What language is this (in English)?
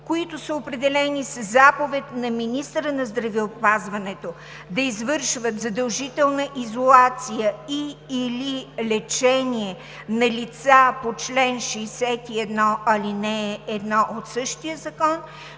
Bulgarian